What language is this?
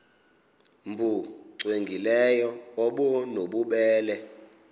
Xhosa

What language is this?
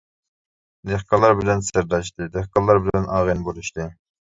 Uyghur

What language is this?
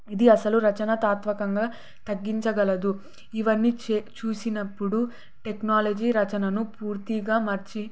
Telugu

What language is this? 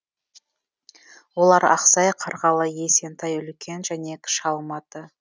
Kazakh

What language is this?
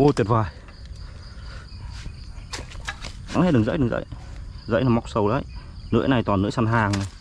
Vietnamese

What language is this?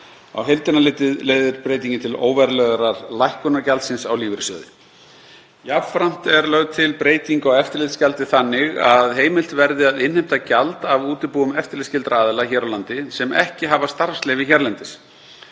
Icelandic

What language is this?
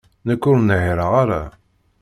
Kabyle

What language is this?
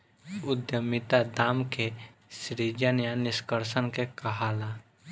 Bhojpuri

